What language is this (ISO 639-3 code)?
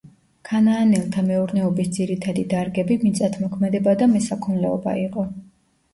kat